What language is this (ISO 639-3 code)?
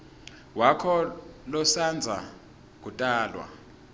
ssw